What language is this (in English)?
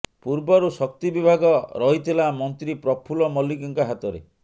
Odia